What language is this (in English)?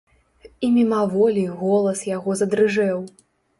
Belarusian